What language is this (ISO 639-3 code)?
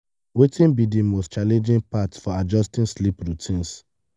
pcm